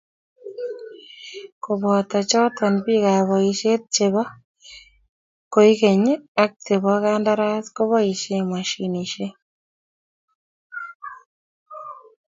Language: Kalenjin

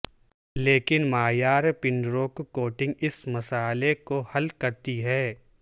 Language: Urdu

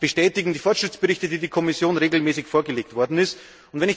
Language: German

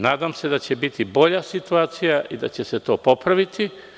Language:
Serbian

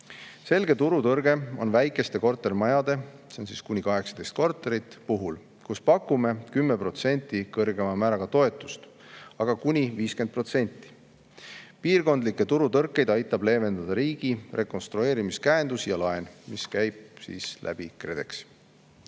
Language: Estonian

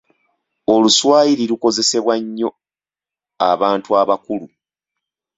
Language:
Ganda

